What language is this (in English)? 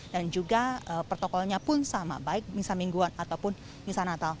Indonesian